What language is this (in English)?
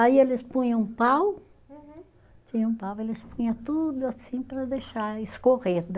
Portuguese